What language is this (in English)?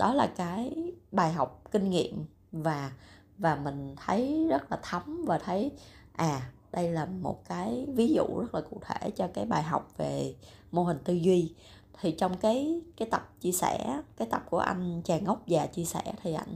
Vietnamese